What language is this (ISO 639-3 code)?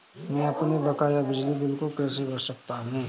hin